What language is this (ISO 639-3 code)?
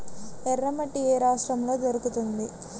tel